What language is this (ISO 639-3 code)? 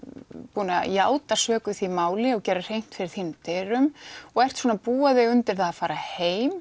isl